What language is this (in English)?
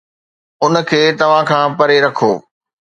Sindhi